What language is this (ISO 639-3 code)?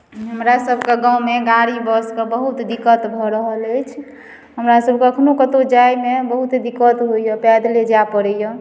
mai